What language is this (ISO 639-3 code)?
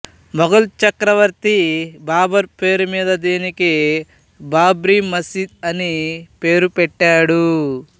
tel